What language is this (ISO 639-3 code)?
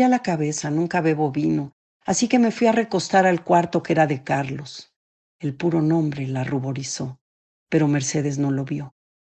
spa